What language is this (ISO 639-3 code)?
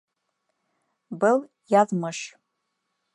bak